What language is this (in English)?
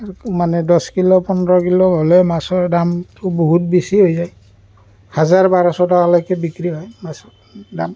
Assamese